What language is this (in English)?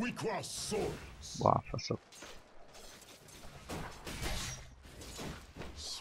Hungarian